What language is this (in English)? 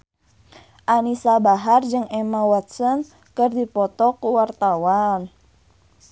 Sundanese